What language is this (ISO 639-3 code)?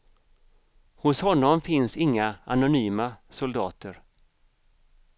swe